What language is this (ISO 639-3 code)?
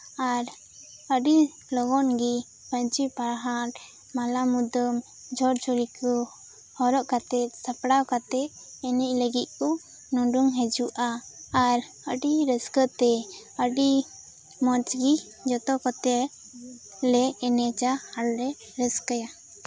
sat